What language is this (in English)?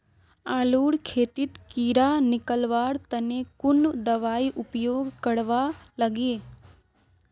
Magahi